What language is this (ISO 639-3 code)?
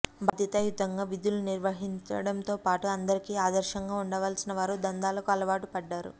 tel